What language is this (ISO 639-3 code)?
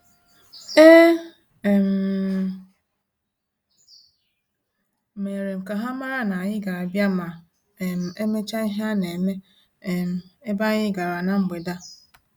ibo